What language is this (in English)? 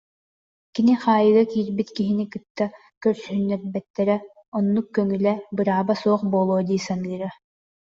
Yakut